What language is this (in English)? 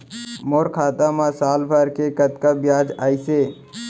Chhattisgarhi